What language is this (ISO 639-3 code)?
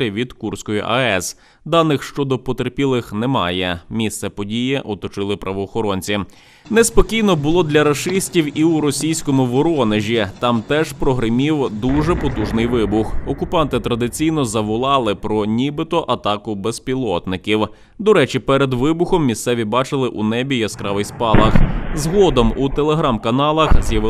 ukr